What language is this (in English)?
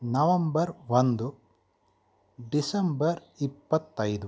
Kannada